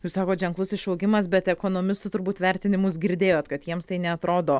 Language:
Lithuanian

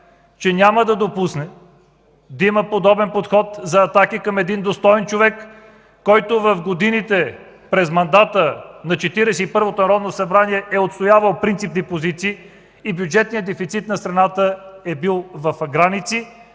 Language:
Bulgarian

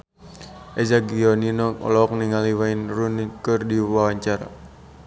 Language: Sundanese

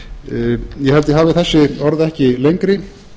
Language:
Icelandic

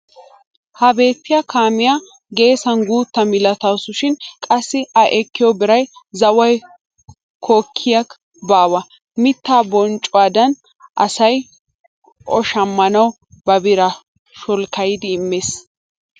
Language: Wolaytta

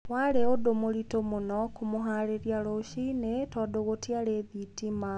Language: Kikuyu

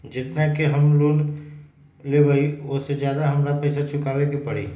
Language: Magahi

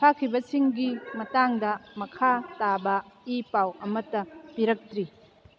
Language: Manipuri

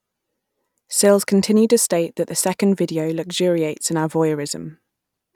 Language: English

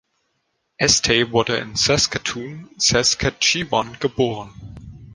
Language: German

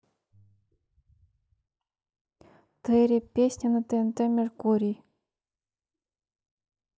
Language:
Russian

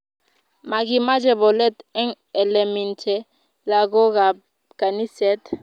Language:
Kalenjin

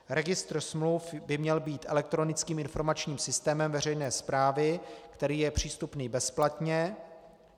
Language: Czech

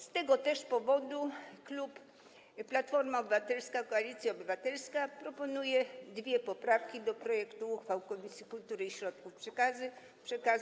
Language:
Polish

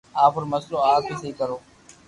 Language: Loarki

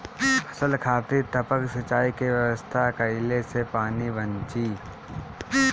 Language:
Bhojpuri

